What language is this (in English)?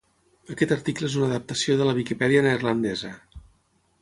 Catalan